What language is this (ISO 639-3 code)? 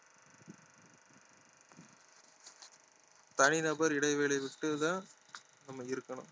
tam